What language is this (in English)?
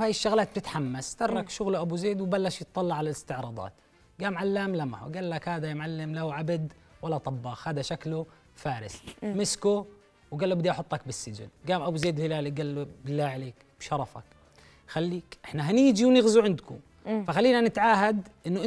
Arabic